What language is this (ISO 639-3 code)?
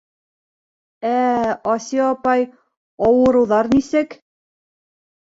bak